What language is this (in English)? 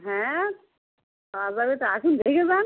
Bangla